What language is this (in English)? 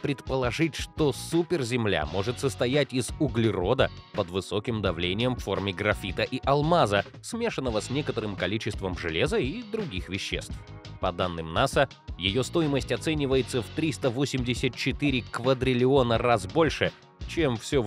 Russian